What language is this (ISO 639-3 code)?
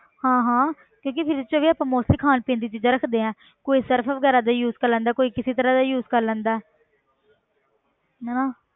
pan